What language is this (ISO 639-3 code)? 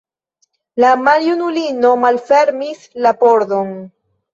epo